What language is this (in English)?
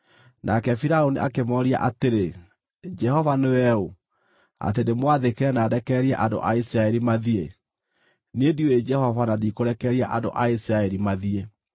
Kikuyu